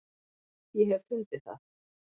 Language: Icelandic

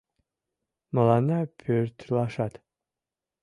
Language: Mari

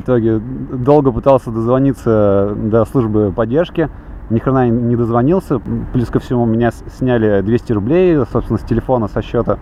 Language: Russian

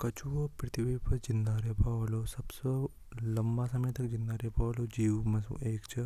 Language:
Hadothi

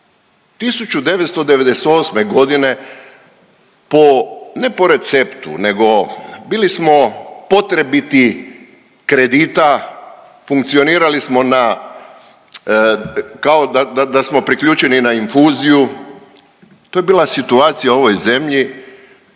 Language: Croatian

